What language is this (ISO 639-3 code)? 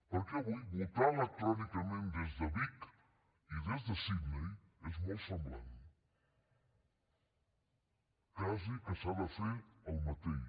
cat